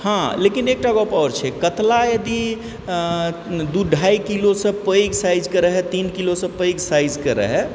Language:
Maithili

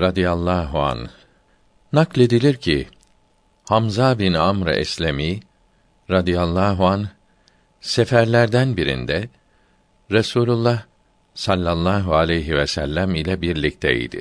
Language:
Turkish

